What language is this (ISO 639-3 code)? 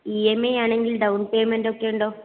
mal